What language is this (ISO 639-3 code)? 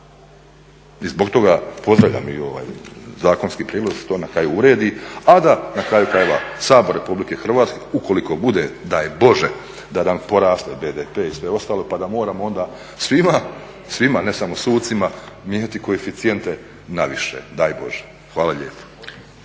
hrv